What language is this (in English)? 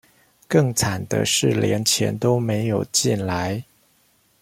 Chinese